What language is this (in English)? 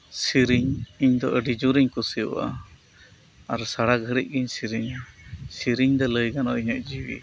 Santali